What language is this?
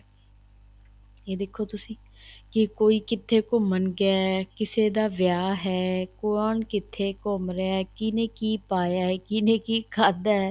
Punjabi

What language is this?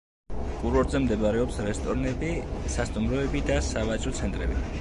Georgian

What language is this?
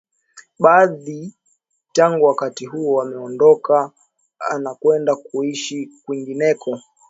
Swahili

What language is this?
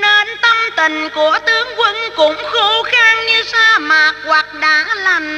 Vietnamese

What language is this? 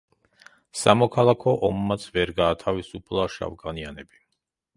Georgian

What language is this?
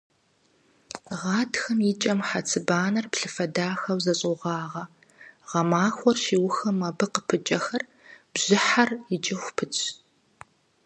Kabardian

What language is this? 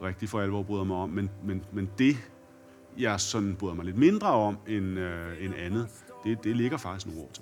Danish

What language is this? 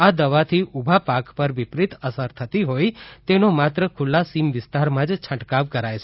Gujarati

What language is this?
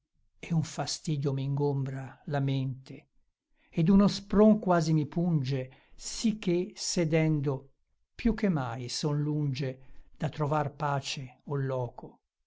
Italian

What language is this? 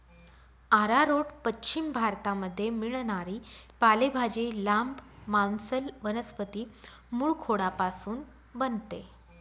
Marathi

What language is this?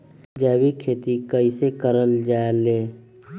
Magahi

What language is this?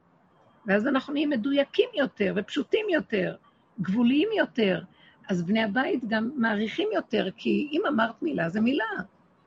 Hebrew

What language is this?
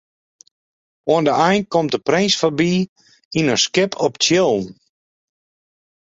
Western Frisian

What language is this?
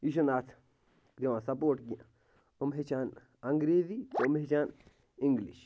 Kashmiri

